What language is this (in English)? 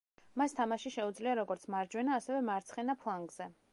Georgian